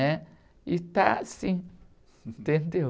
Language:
Portuguese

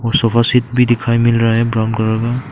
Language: Hindi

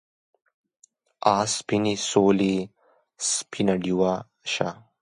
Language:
Pashto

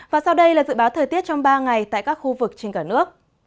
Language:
Vietnamese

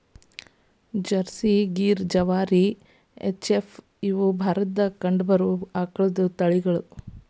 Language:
Kannada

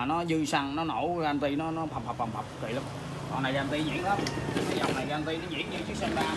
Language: Vietnamese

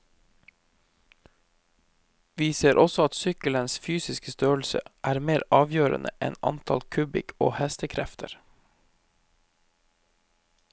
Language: Norwegian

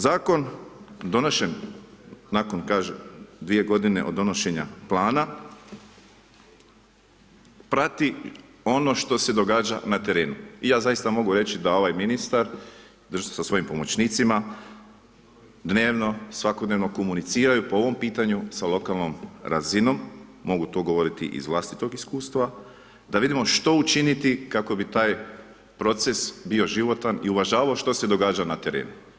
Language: Croatian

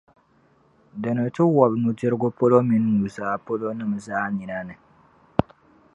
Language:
Dagbani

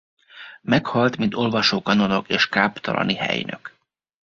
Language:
Hungarian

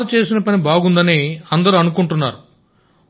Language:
Telugu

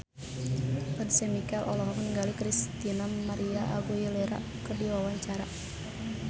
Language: Sundanese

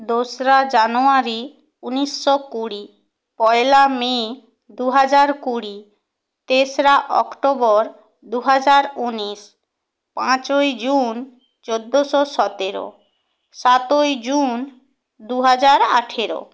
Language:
Bangla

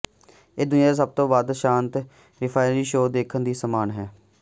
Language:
Punjabi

